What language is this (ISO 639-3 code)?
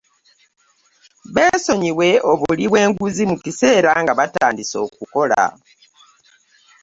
lug